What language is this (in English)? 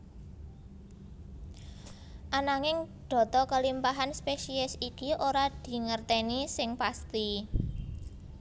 Javanese